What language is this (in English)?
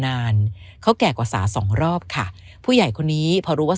Thai